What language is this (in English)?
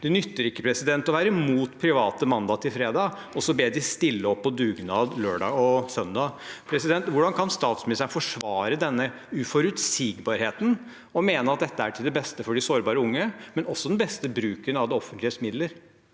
Norwegian